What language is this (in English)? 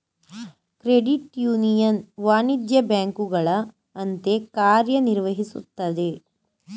Kannada